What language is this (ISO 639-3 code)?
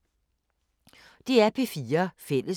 dan